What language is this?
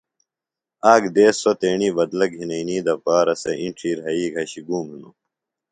Phalura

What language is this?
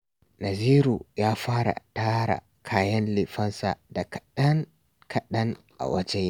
Hausa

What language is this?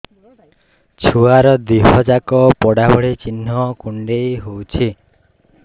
Odia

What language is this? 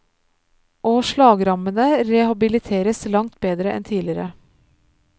Norwegian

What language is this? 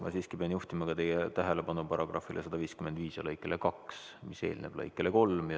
Estonian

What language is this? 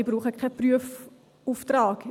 Swiss German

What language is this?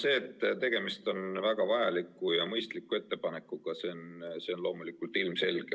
Estonian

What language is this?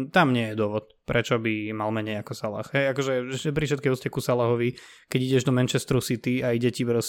Slovak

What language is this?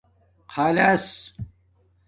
Domaaki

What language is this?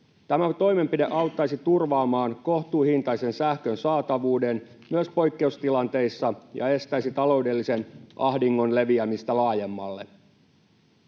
Finnish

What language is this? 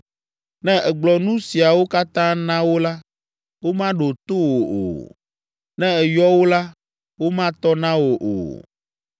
Ewe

